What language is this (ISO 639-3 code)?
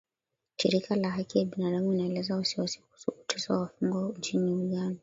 swa